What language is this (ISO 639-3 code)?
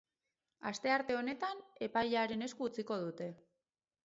eus